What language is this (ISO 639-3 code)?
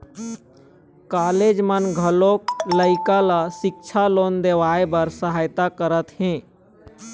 hne